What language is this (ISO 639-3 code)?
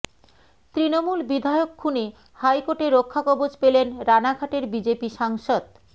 ben